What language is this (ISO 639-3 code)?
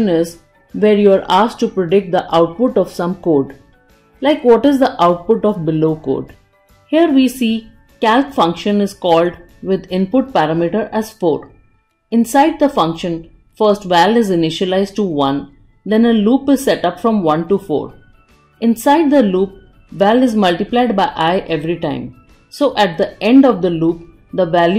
eng